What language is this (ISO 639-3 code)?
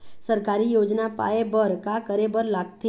hne